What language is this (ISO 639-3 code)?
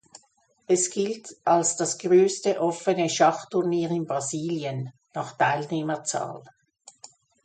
deu